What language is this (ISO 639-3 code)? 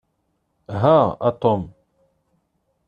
kab